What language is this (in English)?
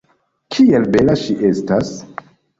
Esperanto